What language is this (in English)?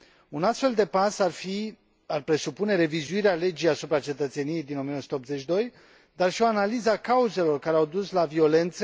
Romanian